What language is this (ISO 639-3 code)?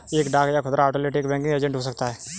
hin